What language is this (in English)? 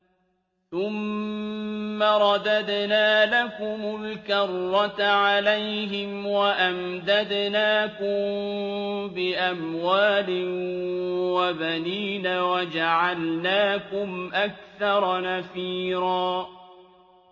Arabic